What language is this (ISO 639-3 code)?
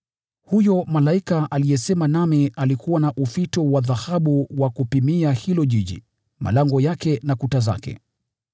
swa